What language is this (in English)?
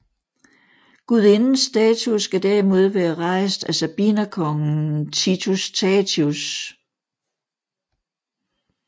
Danish